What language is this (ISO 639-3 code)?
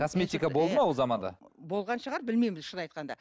kaz